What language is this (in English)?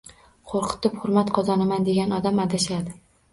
Uzbek